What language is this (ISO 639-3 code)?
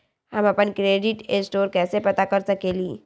mag